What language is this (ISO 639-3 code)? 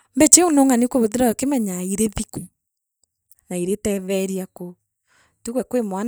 mer